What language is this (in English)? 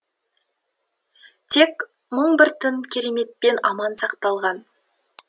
Kazakh